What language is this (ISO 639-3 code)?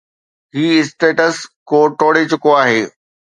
snd